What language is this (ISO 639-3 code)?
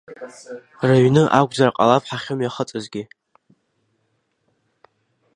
abk